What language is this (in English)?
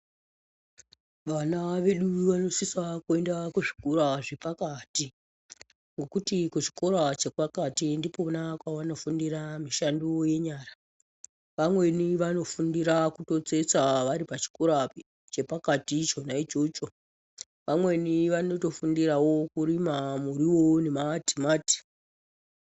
Ndau